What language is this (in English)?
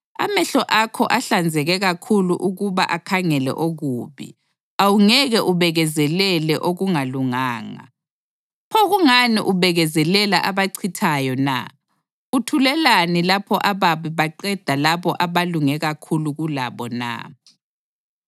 North Ndebele